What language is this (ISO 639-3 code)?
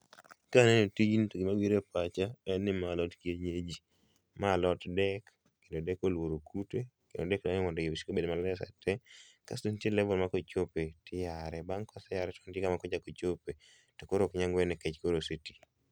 luo